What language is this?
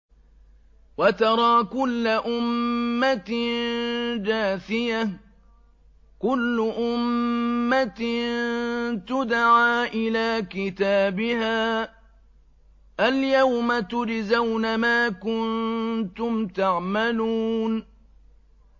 Arabic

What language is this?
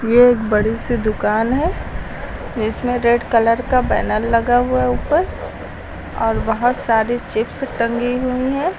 Hindi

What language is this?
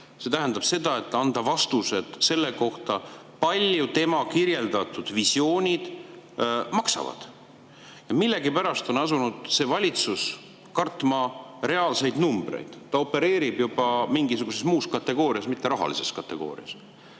Estonian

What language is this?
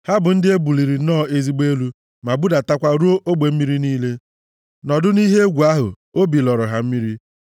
Igbo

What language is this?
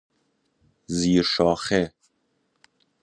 Persian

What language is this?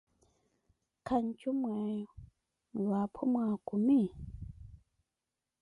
Koti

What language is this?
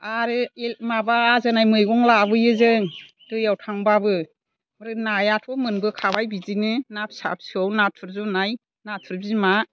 Bodo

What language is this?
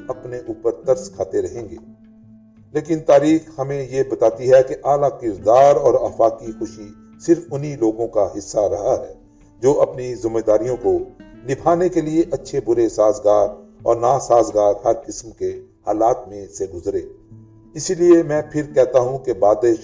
Urdu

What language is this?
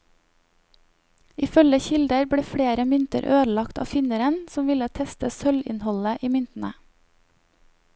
Norwegian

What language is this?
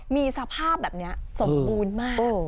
Thai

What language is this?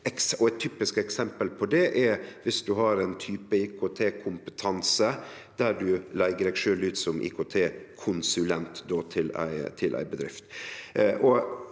Norwegian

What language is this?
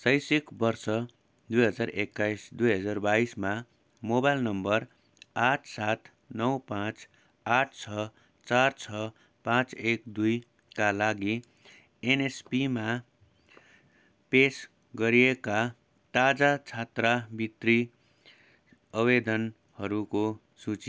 Nepali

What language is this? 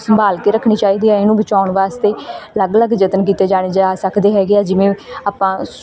Punjabi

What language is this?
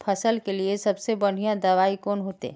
Magahi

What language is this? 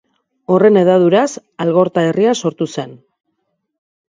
Basque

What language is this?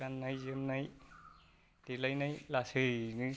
Bodo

